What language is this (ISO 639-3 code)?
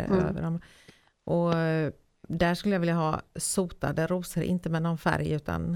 swe